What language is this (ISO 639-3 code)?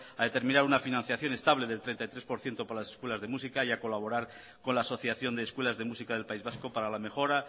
spa